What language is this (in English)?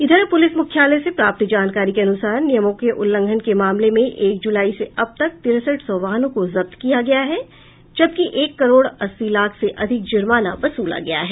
Hindi